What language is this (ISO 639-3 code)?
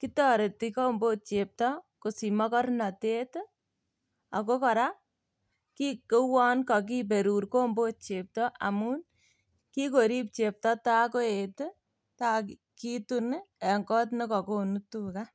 kln